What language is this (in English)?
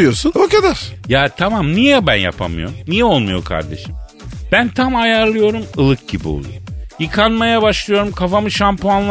Turkish